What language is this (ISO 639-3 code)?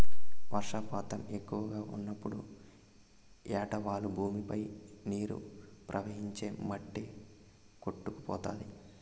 tel